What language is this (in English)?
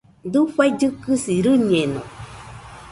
Nüpode Huitoto